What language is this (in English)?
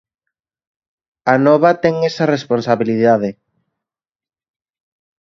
Galician